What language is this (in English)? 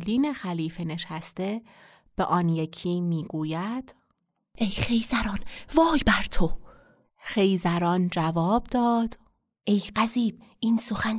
Persian